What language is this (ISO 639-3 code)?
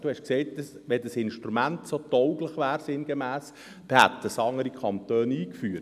gsw